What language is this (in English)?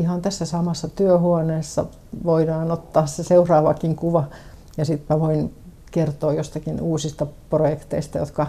Finnish